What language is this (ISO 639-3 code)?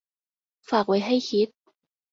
tha